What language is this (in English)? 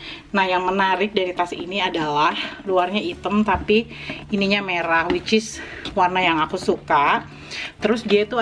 Indonesian